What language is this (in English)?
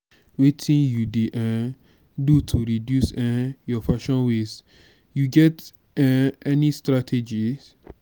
Nigerian Pidgin